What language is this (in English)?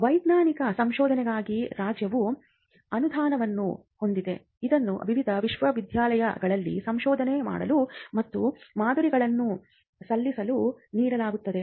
Kannada